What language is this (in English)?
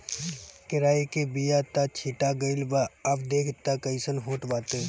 Bhojpuri